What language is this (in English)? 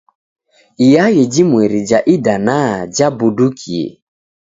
Taita